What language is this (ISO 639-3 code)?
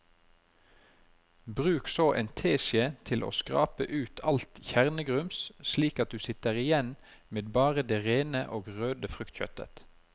nor